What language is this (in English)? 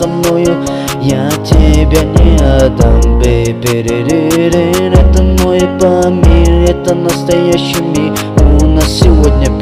Turkish